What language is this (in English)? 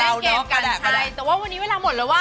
Thai